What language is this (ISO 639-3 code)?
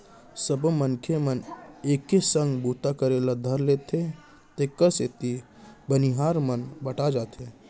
hne